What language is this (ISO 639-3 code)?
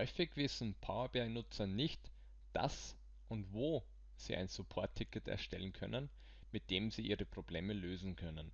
deu